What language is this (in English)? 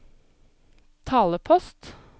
Norwegian